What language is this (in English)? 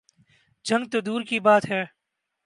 Urdu